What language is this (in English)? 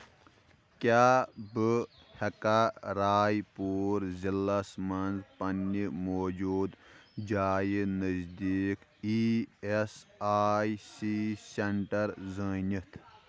Kashmiri